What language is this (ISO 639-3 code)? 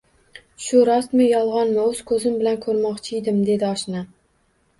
uzb